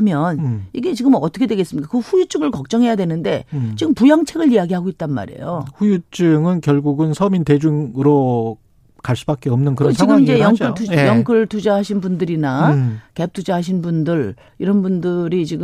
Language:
Korean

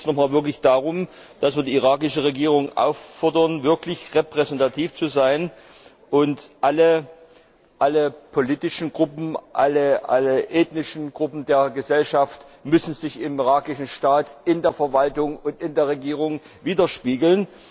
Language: German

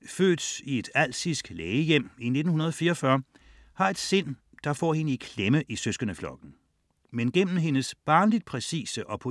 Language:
Danish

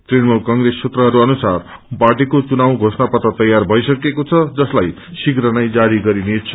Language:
Nepali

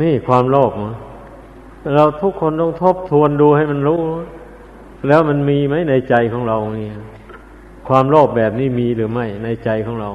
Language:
Thai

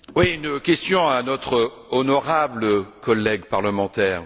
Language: French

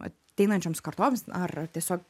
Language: Lithuanian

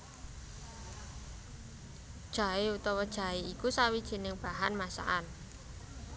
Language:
Javanese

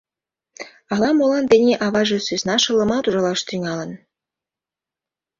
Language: Mari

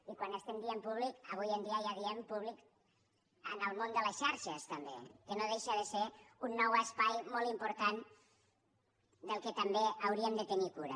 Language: Catalan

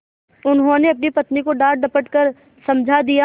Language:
Hindi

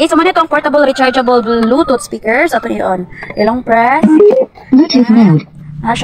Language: Indonesian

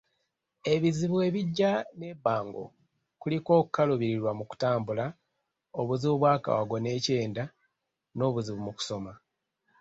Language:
Ganda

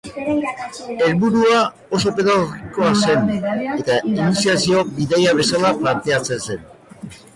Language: Basque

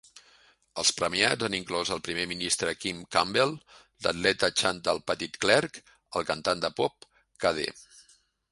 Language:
Catalan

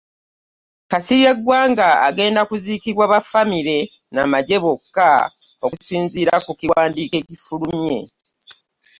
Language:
Ganda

